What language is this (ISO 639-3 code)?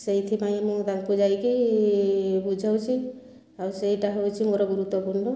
ori